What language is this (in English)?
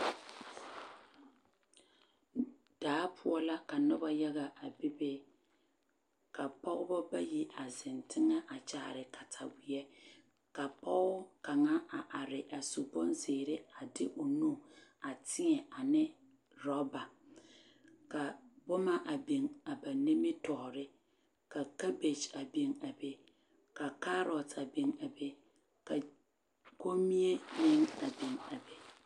Southern Dagaare